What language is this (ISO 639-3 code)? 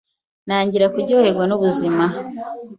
kin